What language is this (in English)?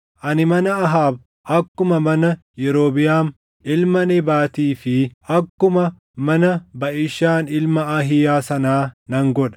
Oromo